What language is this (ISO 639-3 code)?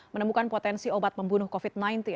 ind